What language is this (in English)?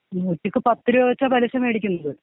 Malayalam